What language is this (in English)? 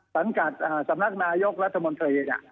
Thai